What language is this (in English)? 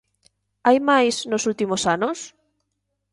Galician